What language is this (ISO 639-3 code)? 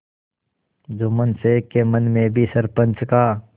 hin